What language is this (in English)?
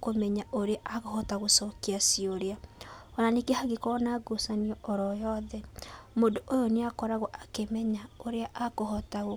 Kikuyu